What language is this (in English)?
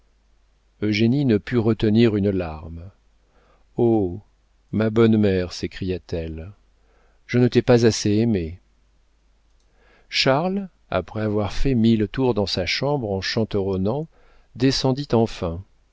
French